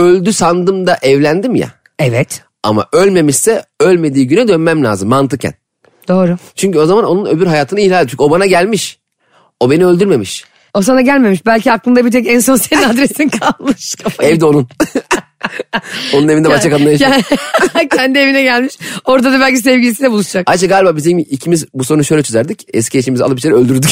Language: Turkish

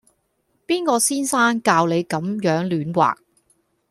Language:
Cantonese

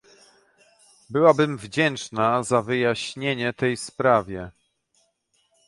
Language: Polish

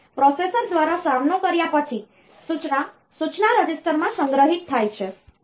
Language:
Gujarati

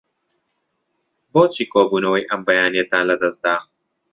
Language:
Central Kurdish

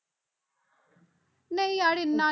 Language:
Punjabi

